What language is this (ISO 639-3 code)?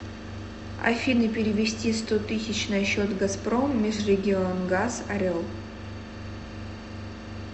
rus